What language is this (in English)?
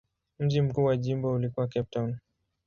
Swahili